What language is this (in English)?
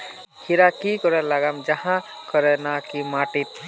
Magahi